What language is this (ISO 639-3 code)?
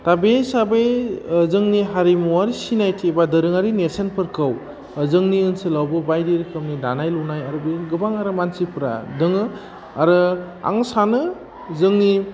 brx